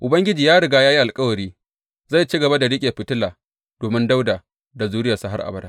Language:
Hausa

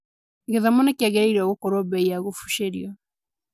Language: Kikuyu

